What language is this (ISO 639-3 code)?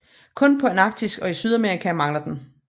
dan